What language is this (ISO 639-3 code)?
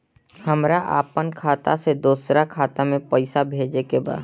bho